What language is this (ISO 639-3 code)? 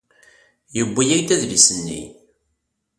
kab